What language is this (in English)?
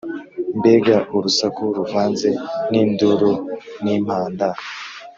Kinyarwanda